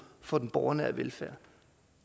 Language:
Danish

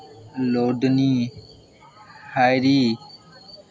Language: Maithili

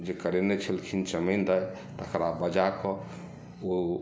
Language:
Maithili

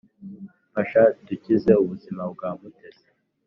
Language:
Kinyarwanda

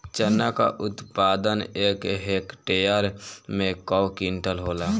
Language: Bhojpuri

